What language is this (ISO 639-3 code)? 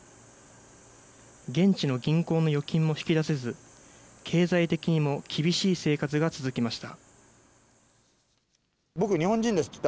jpn